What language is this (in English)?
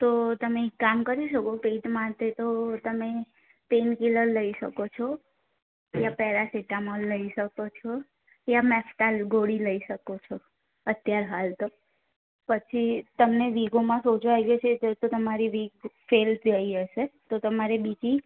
Gujarati